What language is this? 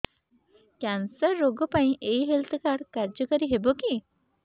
Odia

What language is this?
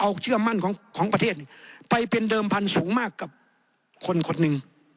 Thai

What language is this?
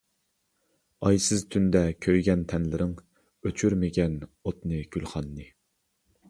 Uyghur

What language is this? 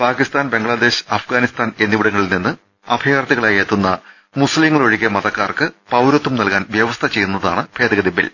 Malayalam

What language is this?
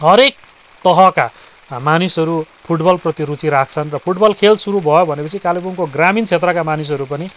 Nepali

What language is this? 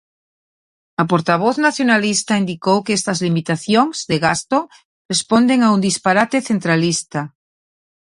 Galician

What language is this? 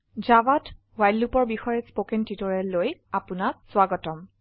Assamese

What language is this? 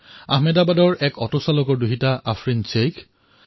Assamese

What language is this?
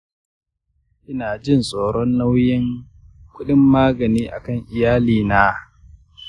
Hausa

